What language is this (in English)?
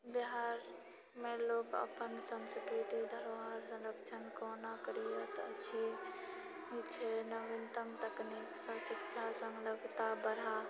Maithili